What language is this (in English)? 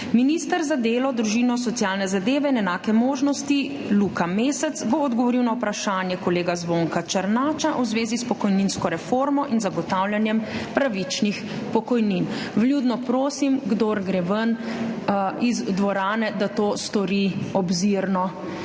Slovenian